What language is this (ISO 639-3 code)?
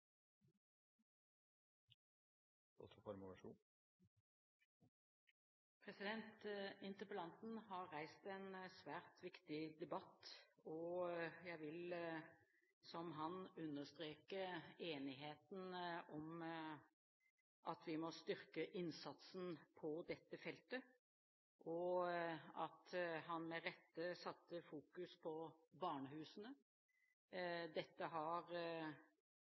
nob